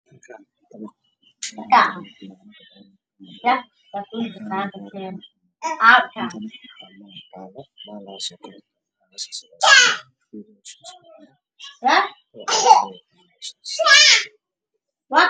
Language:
Somali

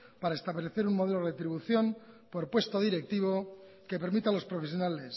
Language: Spanish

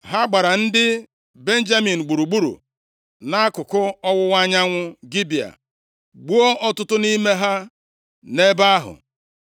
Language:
Igbo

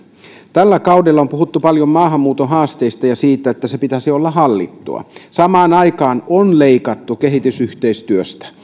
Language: Finnish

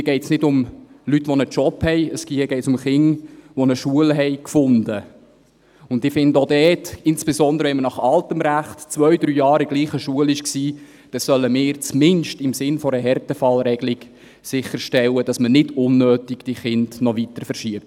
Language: Swiss German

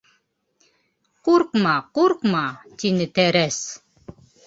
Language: Bashkir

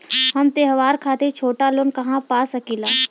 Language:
Bhojpuri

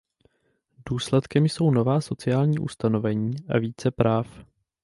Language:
Czech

